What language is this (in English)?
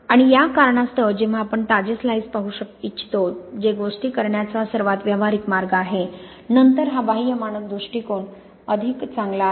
Marathi